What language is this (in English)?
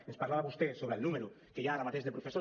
Catalan